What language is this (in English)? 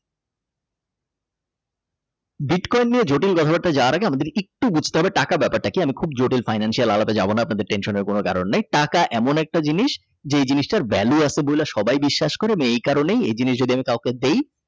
Bangla